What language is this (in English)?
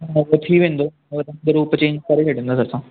Sindhi